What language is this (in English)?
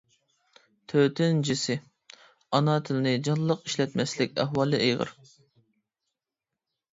Uyghur